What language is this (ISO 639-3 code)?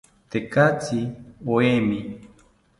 cpy